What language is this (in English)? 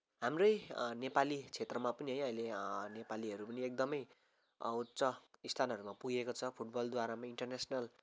Nepali